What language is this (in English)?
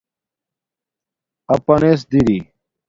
Domaaki